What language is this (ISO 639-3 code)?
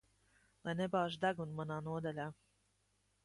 lav